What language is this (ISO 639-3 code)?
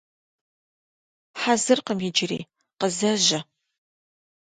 kbd